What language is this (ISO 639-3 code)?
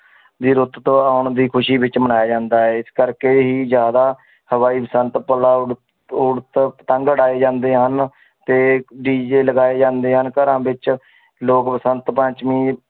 pan